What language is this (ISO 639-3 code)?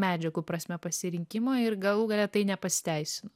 lit